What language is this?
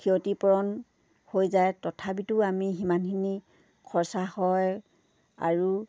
Assamese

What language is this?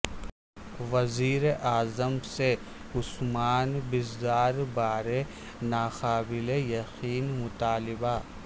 Urdu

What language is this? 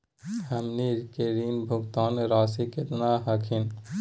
Magahi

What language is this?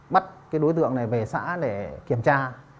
Vietnamese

